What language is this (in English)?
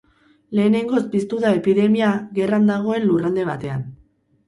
Basque